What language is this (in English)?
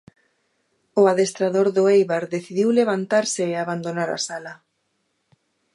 Galician